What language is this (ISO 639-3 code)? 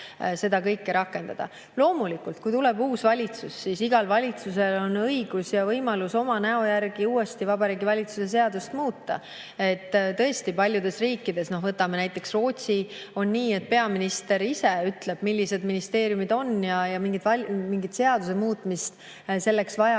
est